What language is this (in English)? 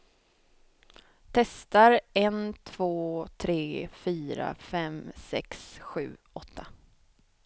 Swedish